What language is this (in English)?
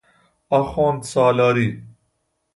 Persian